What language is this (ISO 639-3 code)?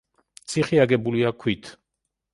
kat